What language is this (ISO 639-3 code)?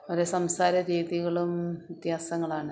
mal